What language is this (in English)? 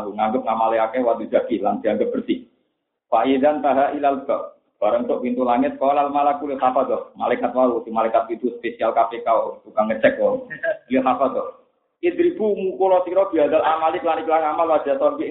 Malay